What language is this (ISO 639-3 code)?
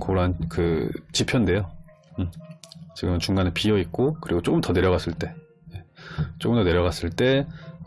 kor